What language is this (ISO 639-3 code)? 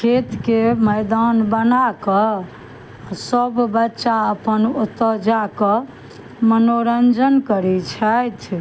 mai